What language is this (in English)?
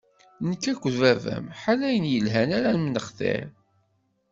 Kabyle